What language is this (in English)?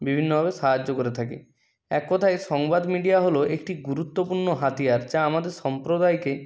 Bangla